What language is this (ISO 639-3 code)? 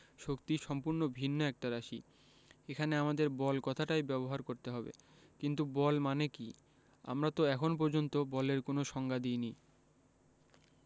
ben